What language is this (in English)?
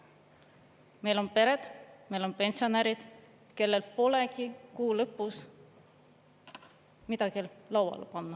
Estonian